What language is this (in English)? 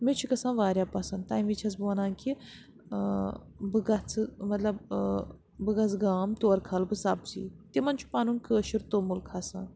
Kashmiri